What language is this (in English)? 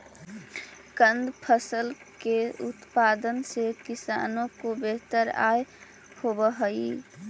Magahi